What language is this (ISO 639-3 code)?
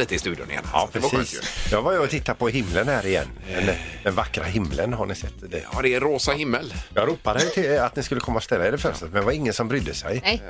swe